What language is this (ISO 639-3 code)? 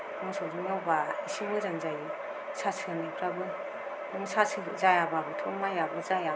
brx